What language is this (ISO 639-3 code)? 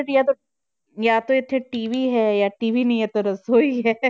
pan